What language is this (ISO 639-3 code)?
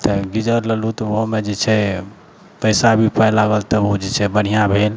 mai